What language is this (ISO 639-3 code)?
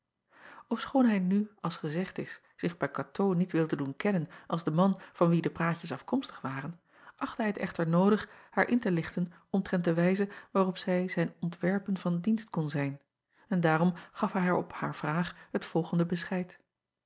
nld